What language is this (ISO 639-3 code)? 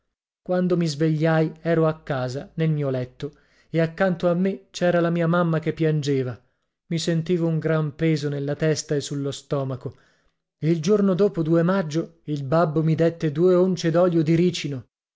ita